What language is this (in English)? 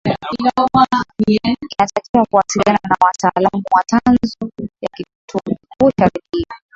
Swahili